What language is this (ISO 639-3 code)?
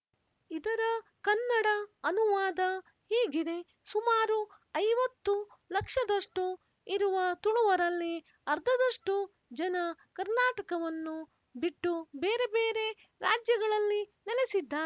kan